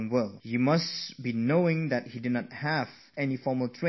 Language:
English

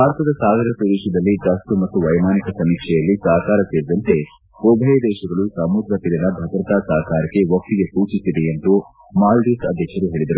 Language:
Kannada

